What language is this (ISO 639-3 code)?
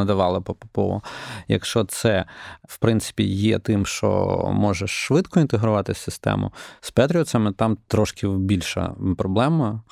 ukr